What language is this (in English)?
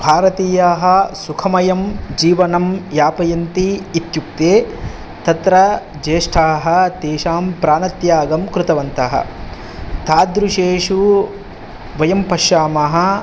Sanskrit